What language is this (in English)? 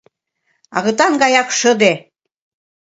Mari